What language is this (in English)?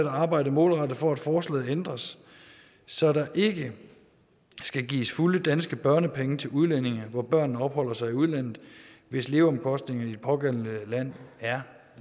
Danish